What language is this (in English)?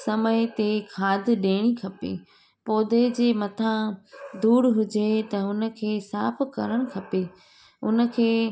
Sindhi